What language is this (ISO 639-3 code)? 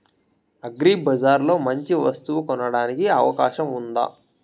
tel